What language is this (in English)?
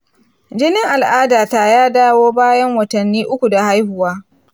Hausa